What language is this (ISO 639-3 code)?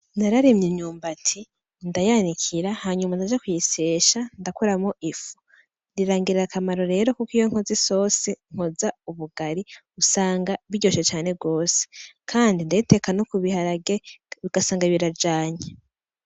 run